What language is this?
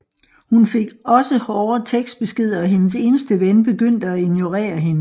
Danish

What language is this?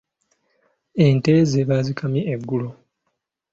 Ganda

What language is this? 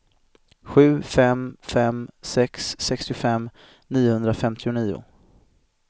Swedish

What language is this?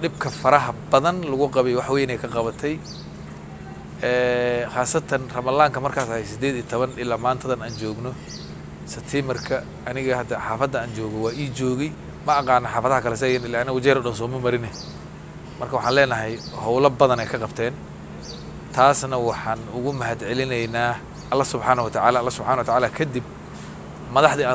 Arabic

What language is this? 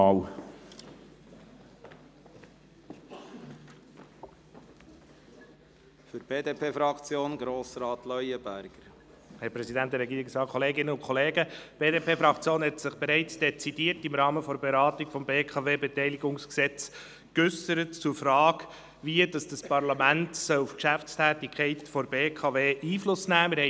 Swiss German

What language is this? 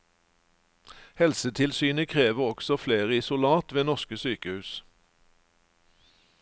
Norwegian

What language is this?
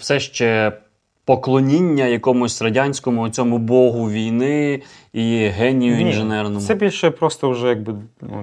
Ukrainian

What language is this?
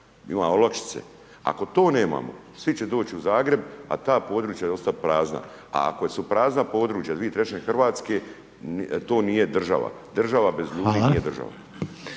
Croatian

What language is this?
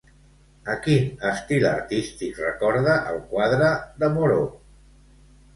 Catalan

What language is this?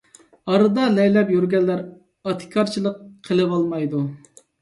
Uyghur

